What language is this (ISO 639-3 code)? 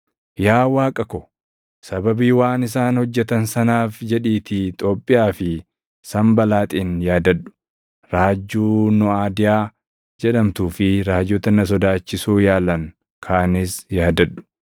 orm